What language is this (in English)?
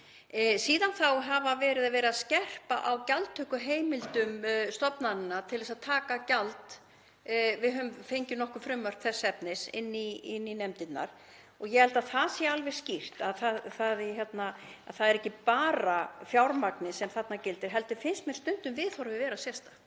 Icelandic